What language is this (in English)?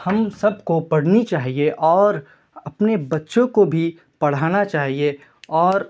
Urdu